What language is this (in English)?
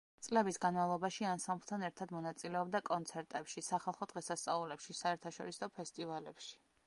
Georgian